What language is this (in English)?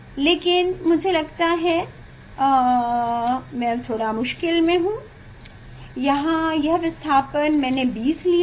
Hindi